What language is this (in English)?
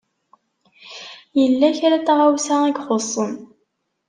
Kabyle